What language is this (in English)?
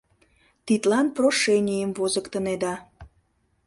Mari